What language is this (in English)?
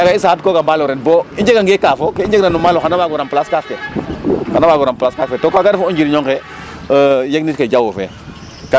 Serer